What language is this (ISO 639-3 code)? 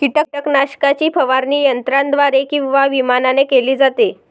mar